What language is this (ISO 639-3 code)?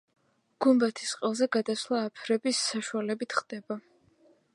kat